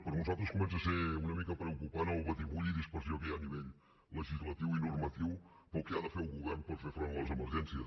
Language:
Catalan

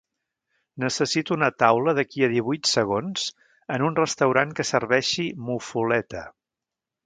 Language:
Catalan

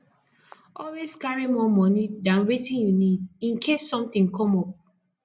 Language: Nigerian Pidgin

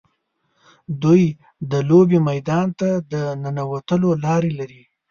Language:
Pashto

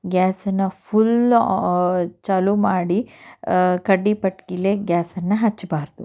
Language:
Kannada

